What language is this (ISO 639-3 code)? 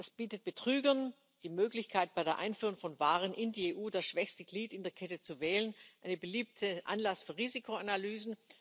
deu